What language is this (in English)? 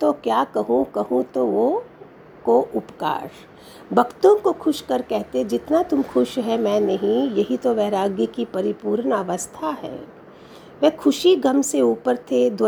Hindi